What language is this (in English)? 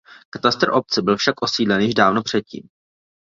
Czech